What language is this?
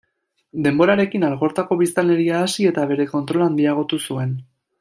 Basque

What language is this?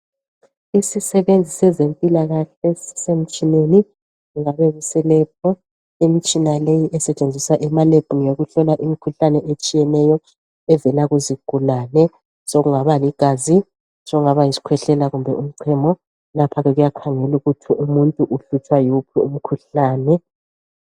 North Ndebele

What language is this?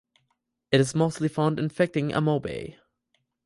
English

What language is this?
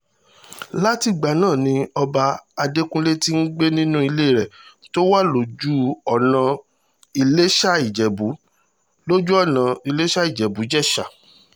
Yoruba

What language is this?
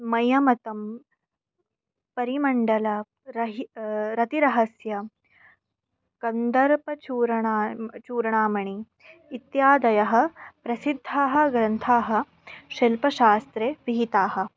Sanskrit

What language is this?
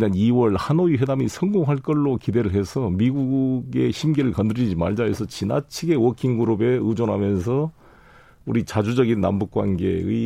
Korean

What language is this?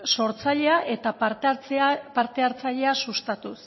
Basque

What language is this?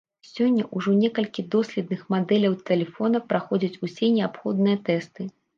Belarusian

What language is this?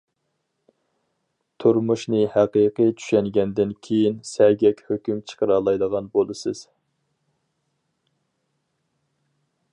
Uyghur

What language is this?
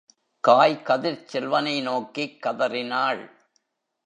Tamil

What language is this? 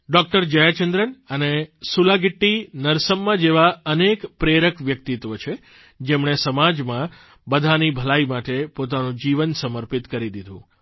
Gujarati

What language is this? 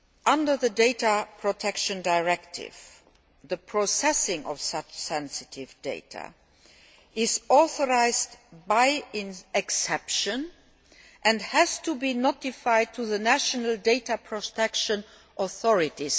English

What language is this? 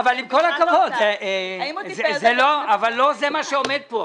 Hebrew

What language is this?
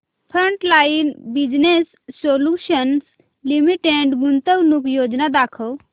Marathi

